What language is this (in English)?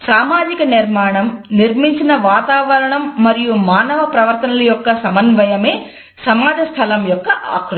Telugu